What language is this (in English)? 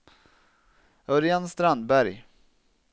Swedish